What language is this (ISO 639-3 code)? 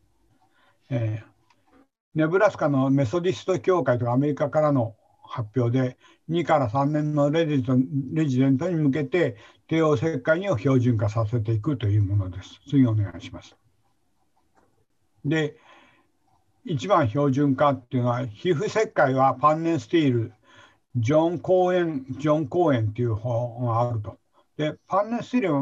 jpn